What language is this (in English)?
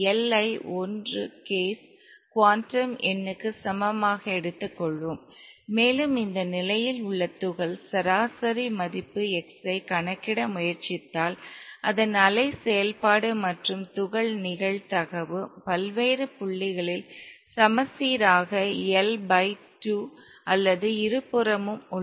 Tamil